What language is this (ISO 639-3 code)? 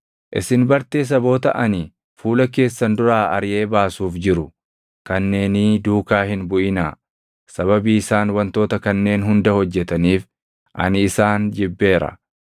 orm